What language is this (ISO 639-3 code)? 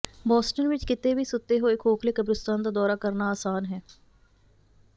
pan